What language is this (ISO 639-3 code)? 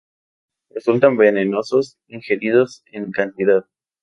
spa